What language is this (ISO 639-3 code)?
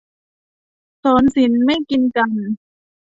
tha